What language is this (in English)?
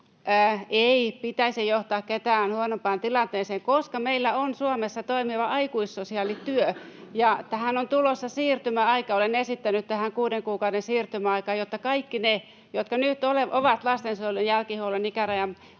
Finnish